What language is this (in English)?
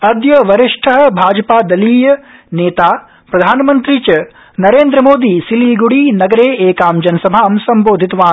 Sanskrit